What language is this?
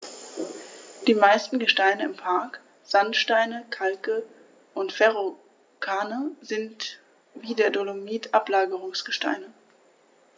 German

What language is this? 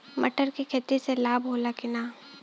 Bhojpuri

